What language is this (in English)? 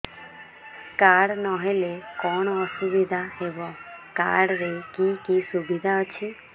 Odia